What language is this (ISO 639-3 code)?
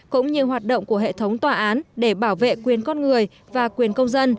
vie